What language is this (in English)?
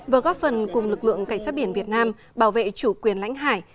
Vietnamese